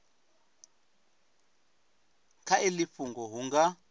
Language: Venda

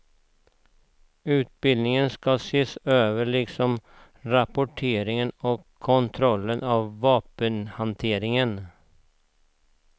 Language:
Swedish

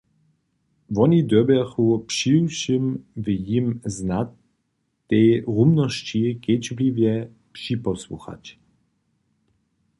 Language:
Upper Sorbian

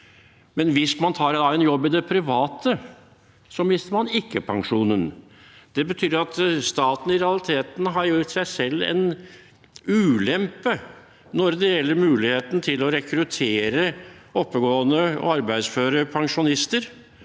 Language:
Norwegian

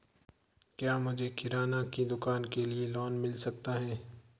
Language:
Hindi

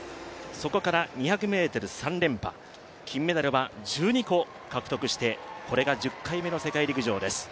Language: Japanese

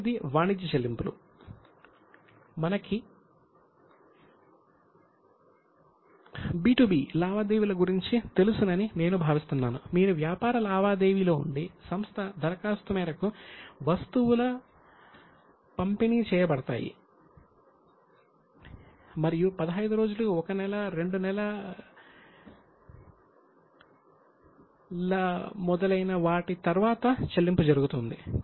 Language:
Telugu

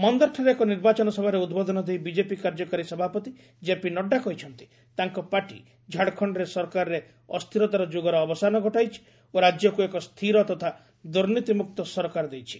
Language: Odia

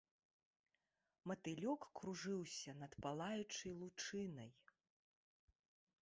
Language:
Belarusian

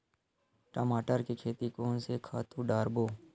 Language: Chhattisgarhi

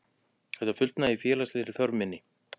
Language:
Icelandic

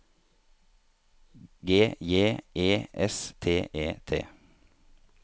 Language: Norwegian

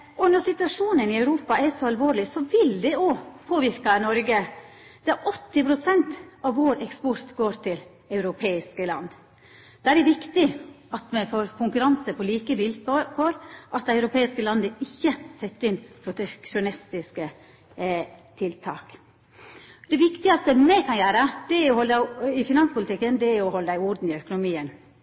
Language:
Norwegian Nynorsk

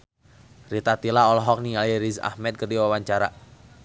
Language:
Sundanese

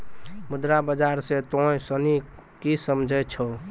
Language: Maithili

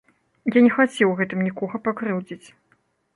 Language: Belarusian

